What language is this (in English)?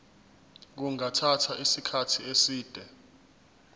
Zulu